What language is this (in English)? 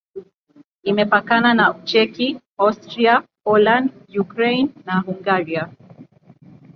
Swahili